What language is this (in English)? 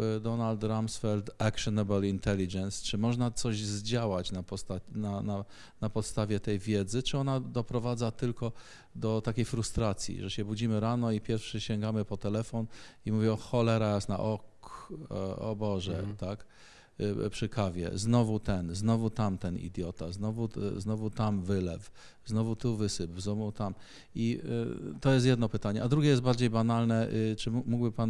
Polish